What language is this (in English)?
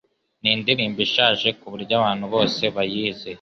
Kinyarwanda